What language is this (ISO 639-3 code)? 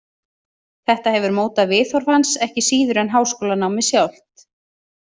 isl